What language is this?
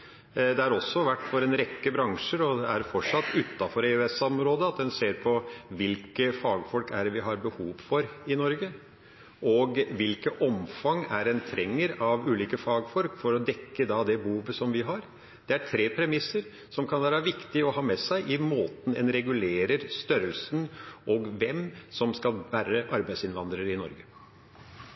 Norwegian Bokmål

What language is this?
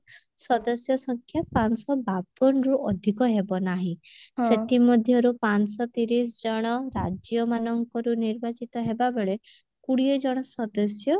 Odia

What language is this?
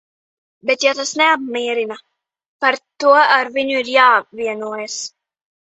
Latvian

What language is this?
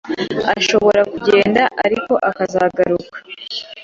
Kinyarwanda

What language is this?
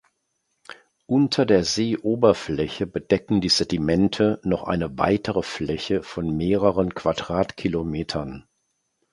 German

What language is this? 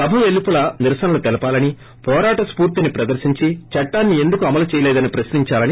Telugu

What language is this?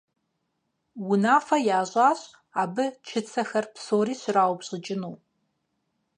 Kabardian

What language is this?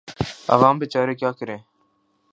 Urdu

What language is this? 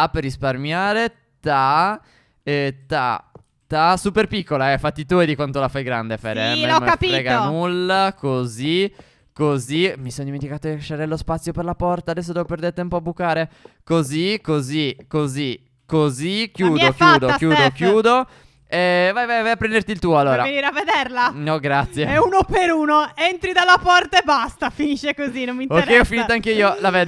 Italian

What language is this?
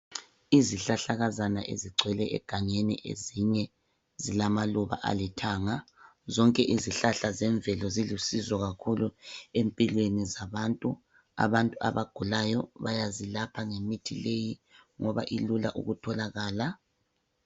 North Ndebele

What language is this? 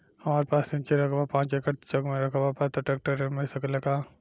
Bhojpuri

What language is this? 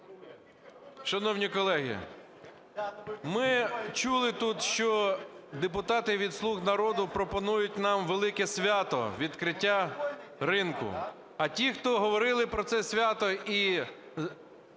Ukrainian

